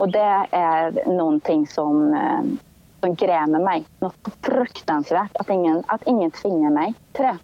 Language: Swedish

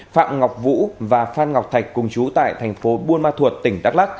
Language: Vietnamese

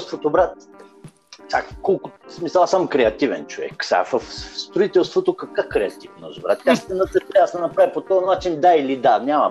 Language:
Bulgarian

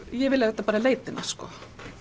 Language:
Icelandic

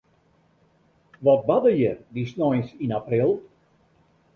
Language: Western Frisian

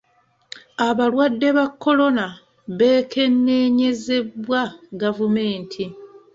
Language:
Ganda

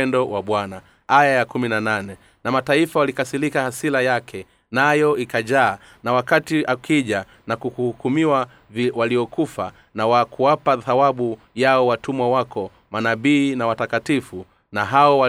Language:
Swahili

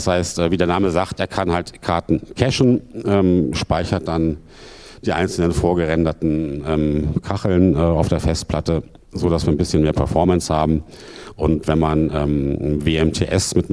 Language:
German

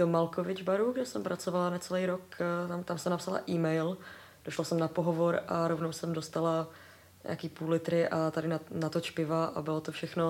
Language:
Czech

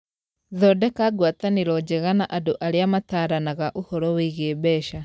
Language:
Kikuyu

